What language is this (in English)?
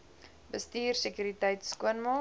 Afrikaans